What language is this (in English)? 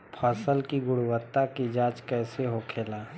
Bhojpuri